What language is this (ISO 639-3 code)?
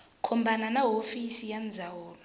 tso